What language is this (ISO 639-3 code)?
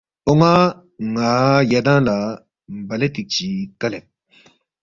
bft